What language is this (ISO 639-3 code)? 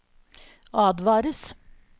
nor